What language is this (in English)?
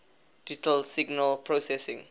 English